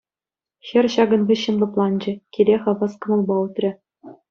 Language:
Chuvash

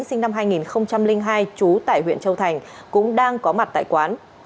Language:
Vietnamese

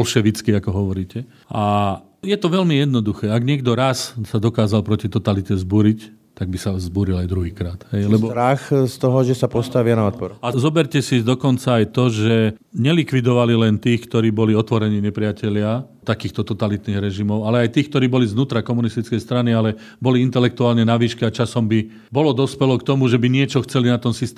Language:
Slovak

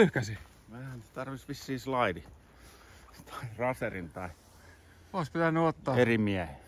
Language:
Finnish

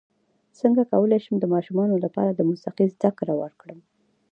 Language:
Pashto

